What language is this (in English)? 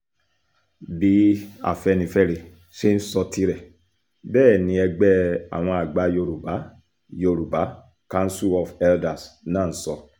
Yoruba